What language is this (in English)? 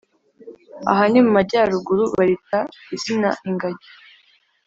Kinyarwanda